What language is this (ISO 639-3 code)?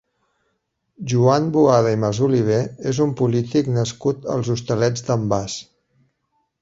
cat